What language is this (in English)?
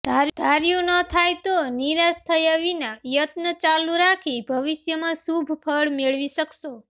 Gujarati